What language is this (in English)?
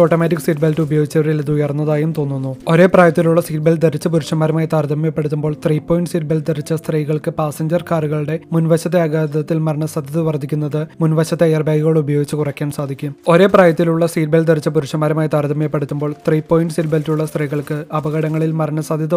Malayalam